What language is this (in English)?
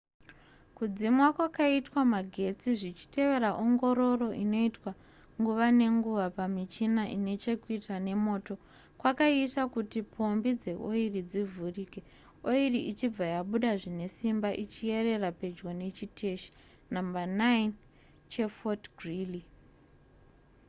Shona